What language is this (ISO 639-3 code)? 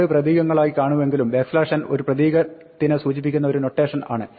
mal